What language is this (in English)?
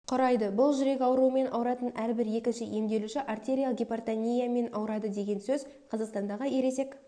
Kazakh